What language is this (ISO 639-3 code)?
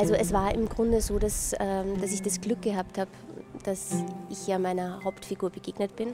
deu